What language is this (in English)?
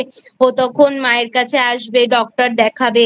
Bangla